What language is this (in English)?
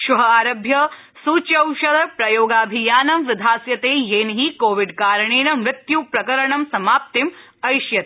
Sanskrit